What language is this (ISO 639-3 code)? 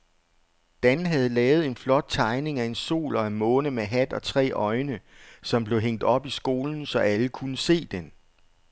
dan